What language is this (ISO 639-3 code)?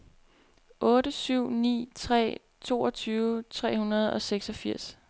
dan